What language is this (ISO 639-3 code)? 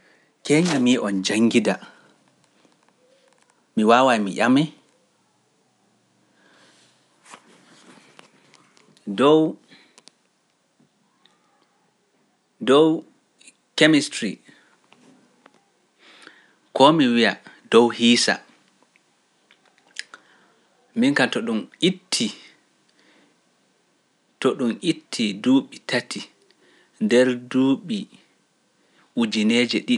fuf